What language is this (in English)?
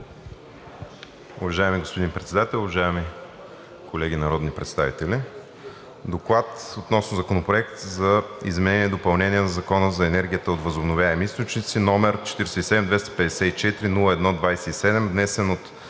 Bulgarian